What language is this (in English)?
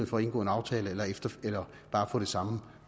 Danish